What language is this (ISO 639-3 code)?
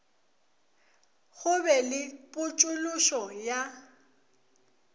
nso